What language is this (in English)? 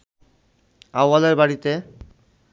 Bangla